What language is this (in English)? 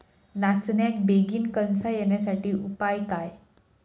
Marathi